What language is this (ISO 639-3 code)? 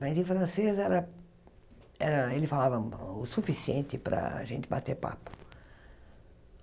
por